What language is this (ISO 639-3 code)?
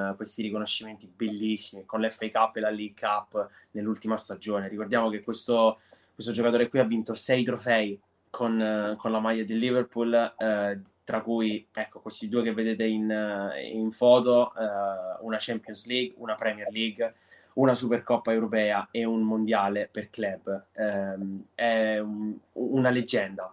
ita